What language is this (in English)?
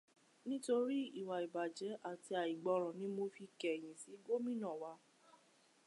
Yoruba